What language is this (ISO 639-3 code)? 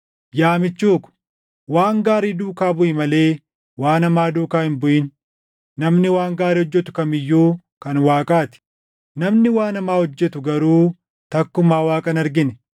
orm